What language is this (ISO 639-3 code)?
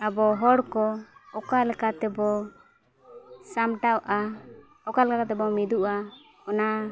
sat